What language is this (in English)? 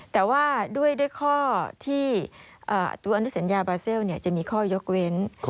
Thai